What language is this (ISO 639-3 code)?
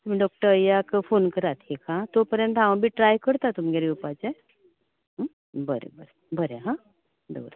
kok